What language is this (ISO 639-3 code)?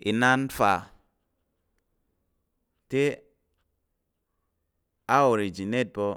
yer